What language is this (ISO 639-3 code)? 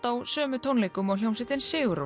isl